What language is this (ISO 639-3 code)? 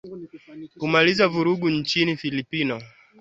swa